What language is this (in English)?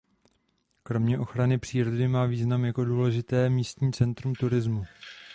Czech